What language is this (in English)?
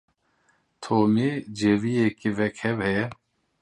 Kurdish